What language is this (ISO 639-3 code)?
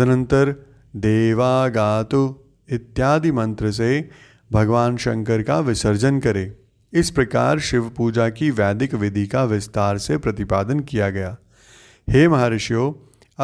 hin